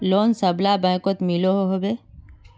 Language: Magahi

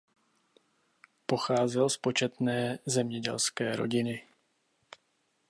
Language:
Czech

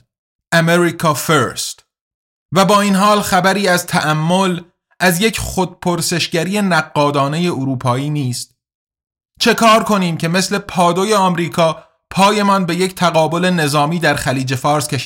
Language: Persian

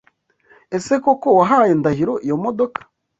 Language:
Kinyarwanda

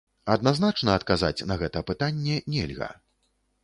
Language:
Belarusian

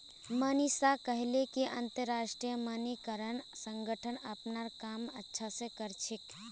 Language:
Magahi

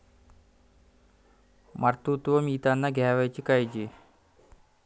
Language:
Marathi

